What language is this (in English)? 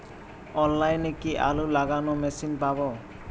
Bangla